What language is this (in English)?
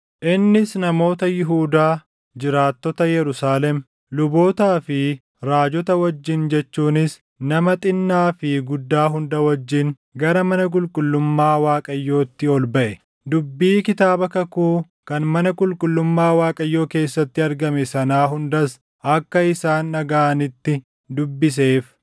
Oromo